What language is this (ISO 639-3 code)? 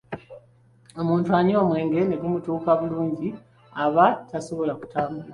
lug